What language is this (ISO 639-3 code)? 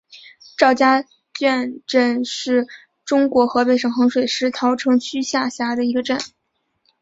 zho